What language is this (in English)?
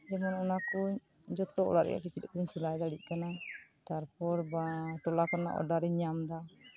Santali